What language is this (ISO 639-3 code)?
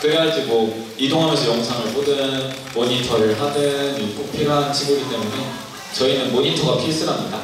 kor